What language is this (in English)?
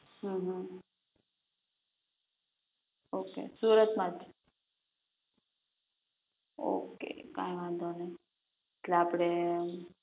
Gujarati